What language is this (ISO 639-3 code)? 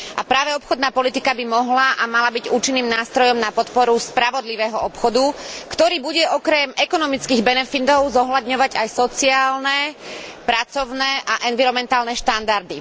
slk